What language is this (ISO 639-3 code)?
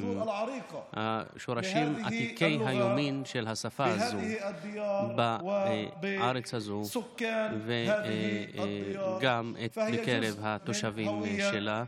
heb